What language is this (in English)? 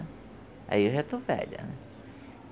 Portuguese